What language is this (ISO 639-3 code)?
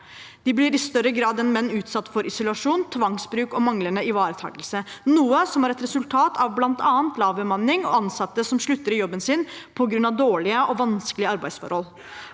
nor